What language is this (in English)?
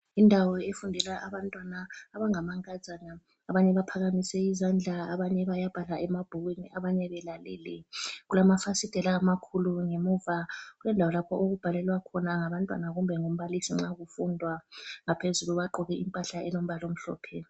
North Ndebele